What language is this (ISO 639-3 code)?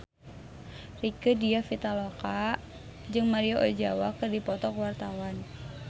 sun